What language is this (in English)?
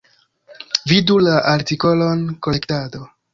Esperanto